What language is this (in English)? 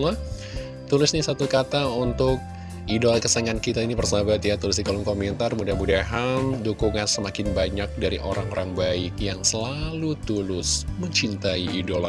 Indonesian